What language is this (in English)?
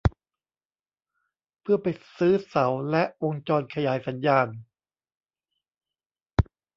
Thai